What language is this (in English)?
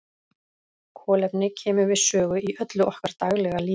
Icelandic